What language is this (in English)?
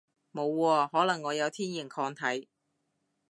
Cantonese